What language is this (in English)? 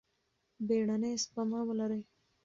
Pashto